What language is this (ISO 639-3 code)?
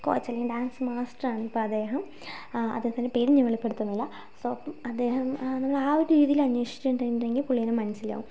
mal